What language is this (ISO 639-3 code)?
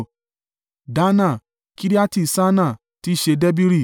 yor